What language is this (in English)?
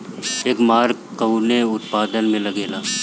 Bhojpuri